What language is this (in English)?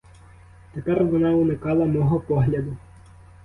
Ukrainian